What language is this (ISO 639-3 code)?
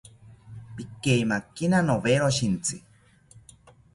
cpy